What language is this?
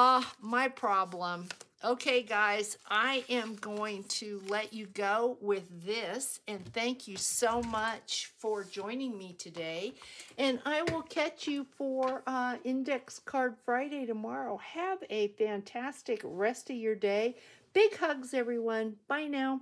English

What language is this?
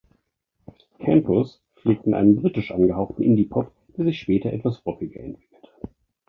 German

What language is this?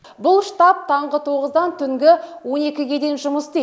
Kazakh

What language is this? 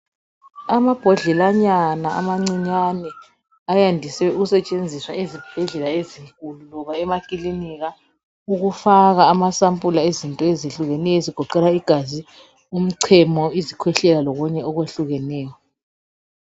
North Ndebele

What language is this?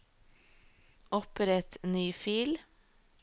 Norwegian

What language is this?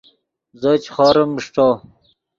Yidgha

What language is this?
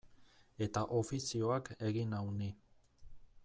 Basque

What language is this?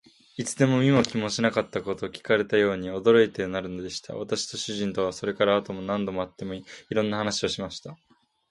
Japanese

